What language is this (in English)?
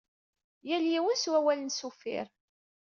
Kabyle